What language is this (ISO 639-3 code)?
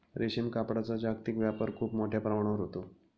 mar